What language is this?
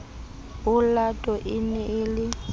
Southern Sotho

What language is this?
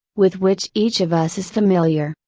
English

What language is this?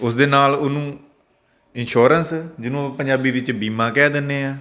Punjabi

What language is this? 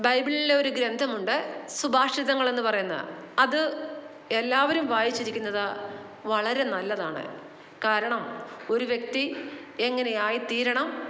Malayalam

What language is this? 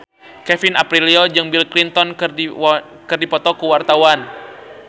Sundanese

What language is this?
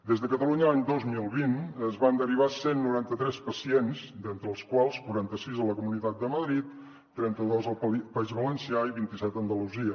Catalan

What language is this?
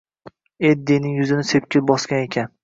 Uzbek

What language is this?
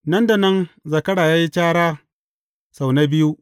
Hausa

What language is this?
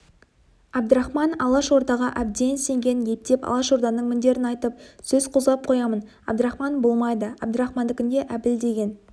Kazakh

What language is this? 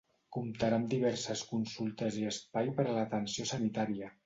Catalan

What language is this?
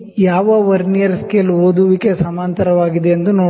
Kannada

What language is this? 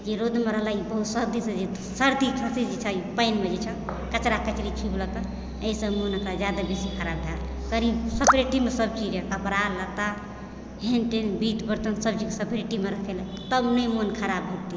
Maithili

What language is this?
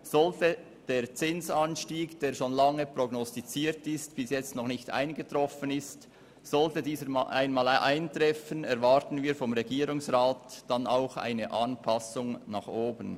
Swiss German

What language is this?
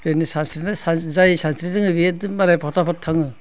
Bodo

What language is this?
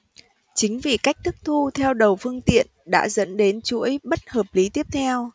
Vietnamese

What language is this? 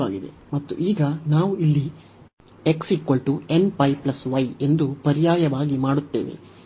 Kannada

